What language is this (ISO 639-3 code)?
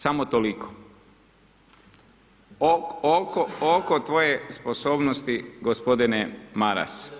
hrv